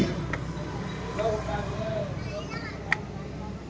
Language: Kannada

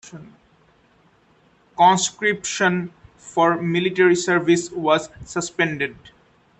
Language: English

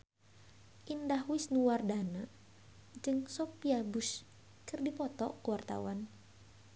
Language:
Sundanese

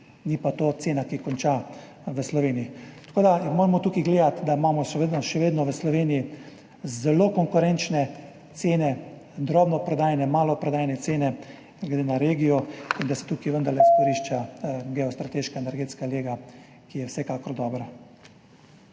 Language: Slovenian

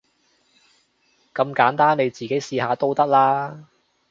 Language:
Cantonese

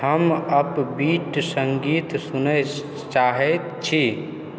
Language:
Maithili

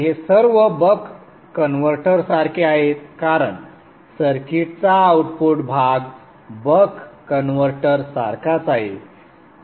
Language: Marathi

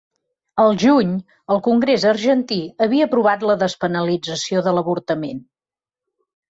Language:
Catalan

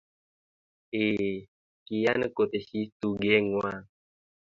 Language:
Kalenjin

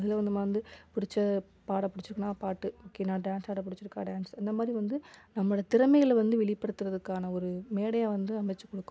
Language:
Tamil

